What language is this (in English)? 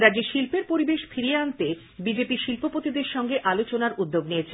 Bangla